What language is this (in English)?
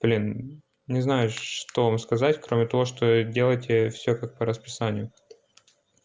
Russian